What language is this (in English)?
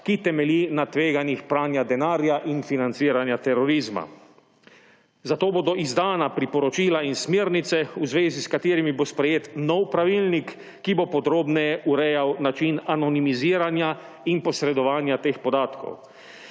Slovenian